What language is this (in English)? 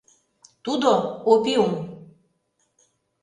Mari